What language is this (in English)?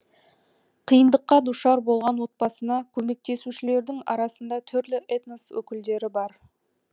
Kazakh